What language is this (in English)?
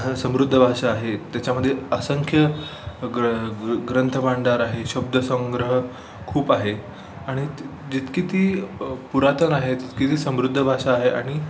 Marathi